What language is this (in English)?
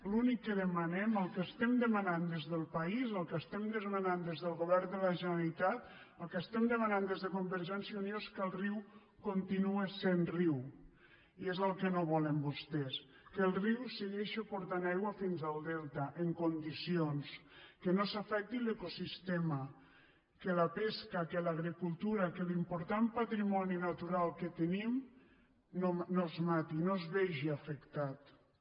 Catalan